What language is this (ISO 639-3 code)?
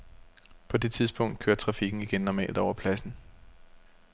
dan